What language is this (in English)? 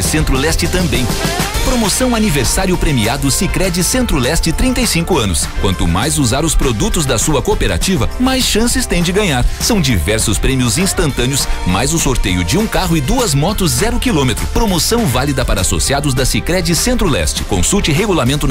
Portuguese